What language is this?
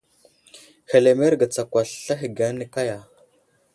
Wuzlam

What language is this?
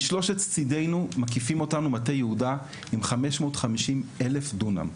Hebrew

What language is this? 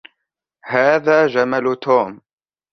Arabic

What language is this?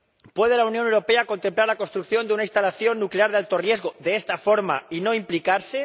Spanish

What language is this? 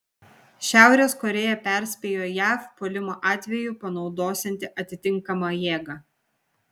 Lithuanian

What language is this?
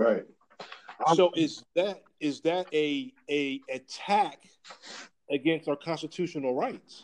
English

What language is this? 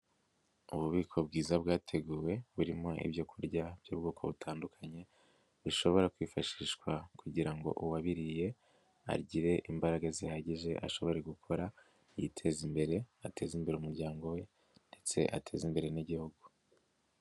Kinyarwanda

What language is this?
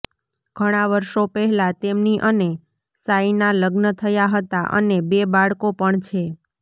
Gujarati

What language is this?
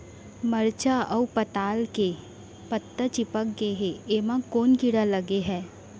Chhattisgarhi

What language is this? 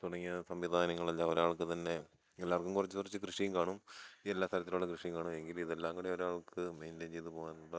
Malayalam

